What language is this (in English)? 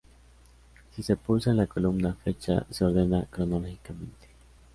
Spanish